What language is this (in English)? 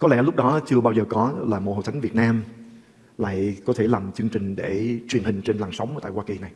Vietnamese